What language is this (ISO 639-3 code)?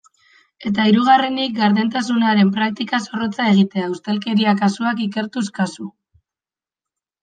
eus